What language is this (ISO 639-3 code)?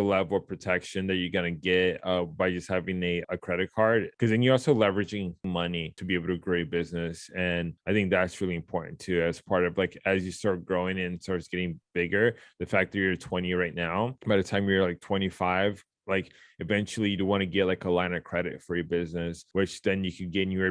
eng